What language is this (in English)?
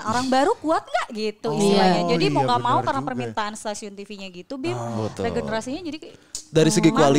Indonesian